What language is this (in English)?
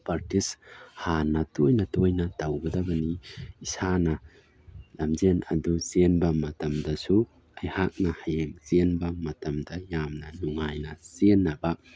Manipuri